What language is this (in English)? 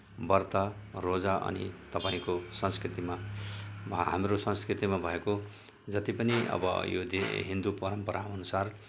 Nepali